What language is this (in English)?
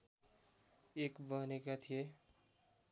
Nepali